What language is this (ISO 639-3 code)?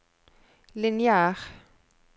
nor